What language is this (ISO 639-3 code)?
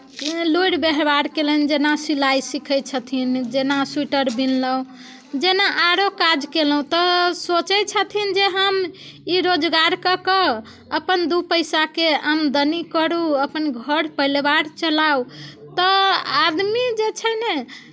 mai